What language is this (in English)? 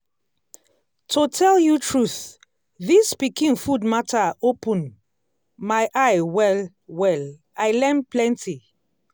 Nigerian Pidgin